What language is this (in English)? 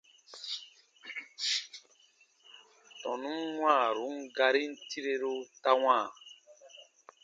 Baatonum